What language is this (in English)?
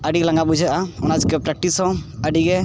Santali